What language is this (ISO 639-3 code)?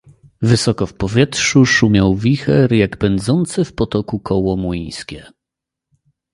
pol